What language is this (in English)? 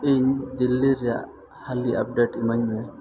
Santali